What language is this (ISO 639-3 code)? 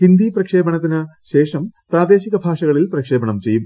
mal